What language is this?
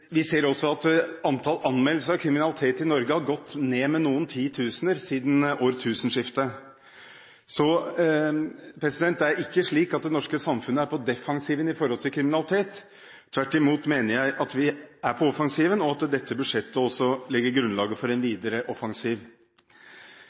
Norwegian Bokmål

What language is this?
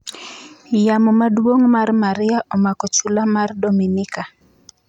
Luo (Kenya and Tanzania)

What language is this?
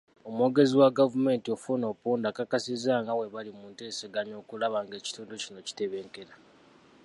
Ganda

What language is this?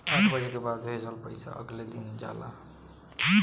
Bhojpuri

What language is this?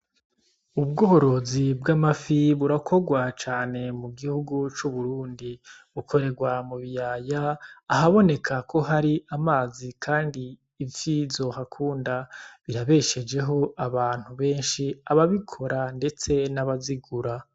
Rundi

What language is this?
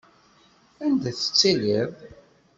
Kabyle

